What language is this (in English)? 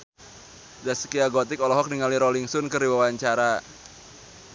Sundanese